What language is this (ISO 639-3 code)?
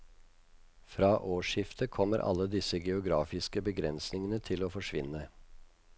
nor